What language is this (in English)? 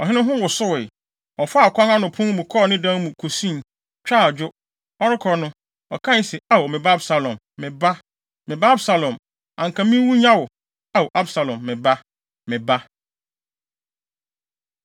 Akan